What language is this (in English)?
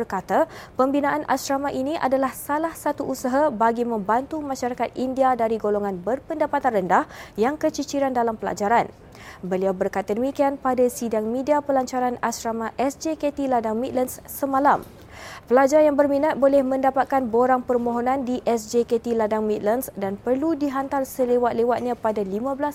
Malay